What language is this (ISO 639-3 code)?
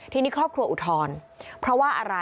tha